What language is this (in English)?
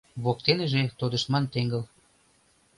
Mari